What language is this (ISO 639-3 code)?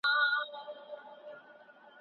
pus